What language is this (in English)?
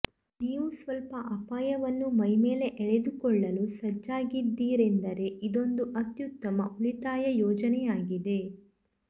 Kannada